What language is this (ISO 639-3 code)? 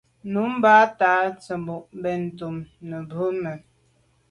byv